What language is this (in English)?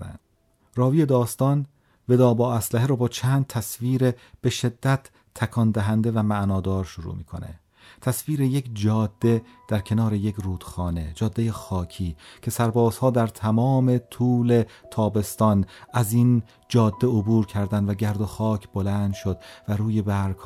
Persian